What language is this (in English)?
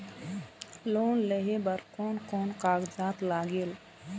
Chhattisgarhi